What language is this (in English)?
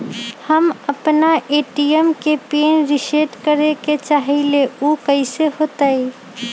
Magahi